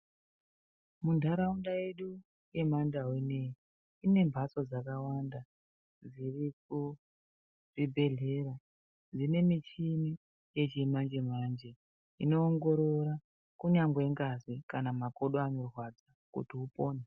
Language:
Ndau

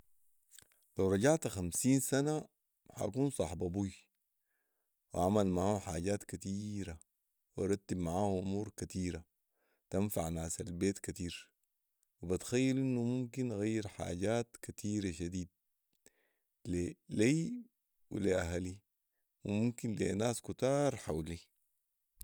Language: Sudanese Arabic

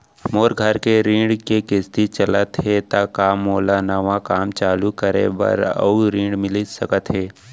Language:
Chhattisgarhi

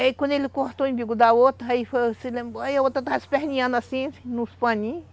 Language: Portuguese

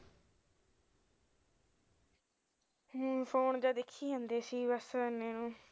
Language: Punjabi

